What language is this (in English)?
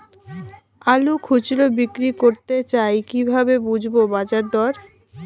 Bangla